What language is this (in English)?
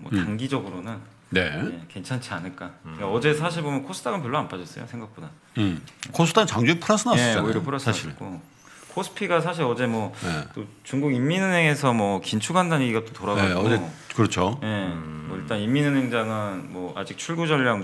Korean